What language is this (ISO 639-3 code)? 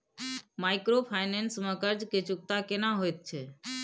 mai